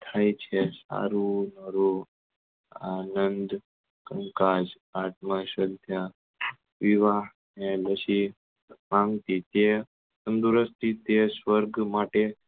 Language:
Gujarati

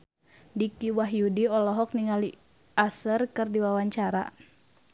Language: Sundanese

